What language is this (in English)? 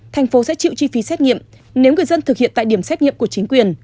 Vietnamese